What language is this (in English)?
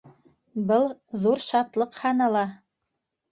Bashkir